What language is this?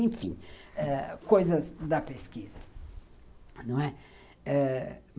Portuguese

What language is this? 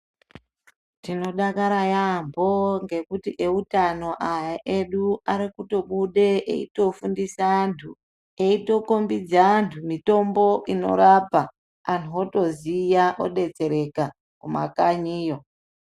Ndau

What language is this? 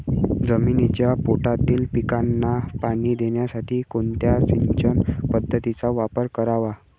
Marathi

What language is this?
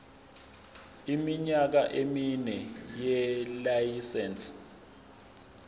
Zulu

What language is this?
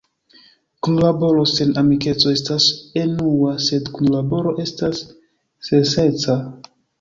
Esperanto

